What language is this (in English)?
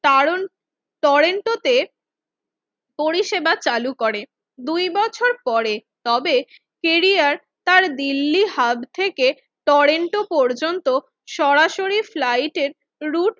Bangla